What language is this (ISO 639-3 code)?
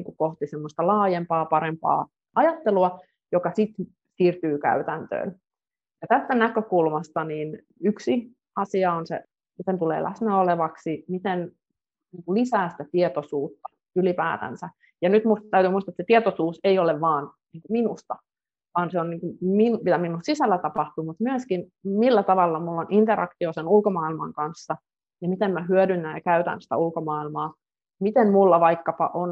fin